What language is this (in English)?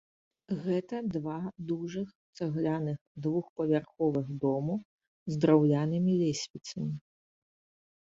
Belarusian